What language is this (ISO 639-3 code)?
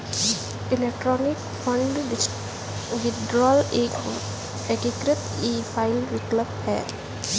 hin